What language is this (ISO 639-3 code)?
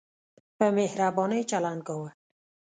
pus